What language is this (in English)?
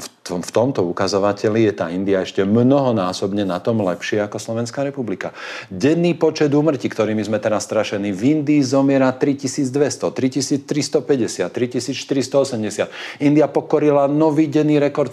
Slovak